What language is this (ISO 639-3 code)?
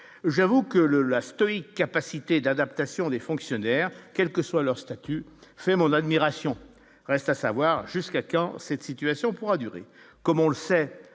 fra